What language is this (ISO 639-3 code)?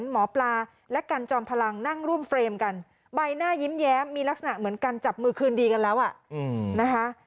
tha